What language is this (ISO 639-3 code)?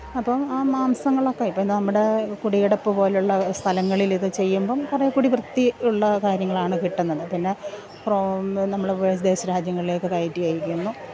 mal